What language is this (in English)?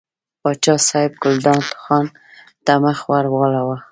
Pashto